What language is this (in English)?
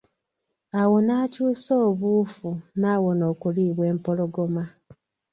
Ganda